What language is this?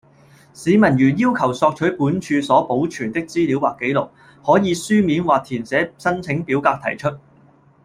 Cantonese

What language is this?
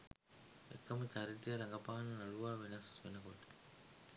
Sinhala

